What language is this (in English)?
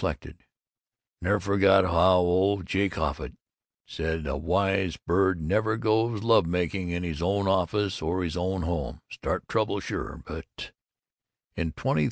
English